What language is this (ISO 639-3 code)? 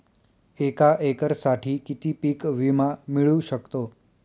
mar